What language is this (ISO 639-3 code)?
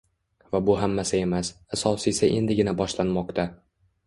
uzb